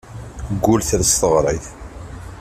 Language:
Kabyle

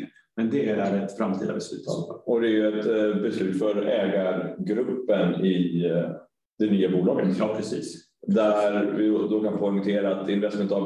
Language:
Swedish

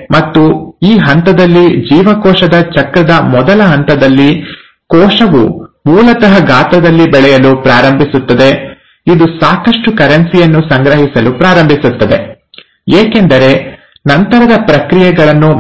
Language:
Kannada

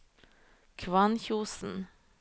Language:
Norwegian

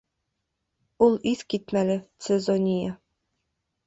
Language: Bashkir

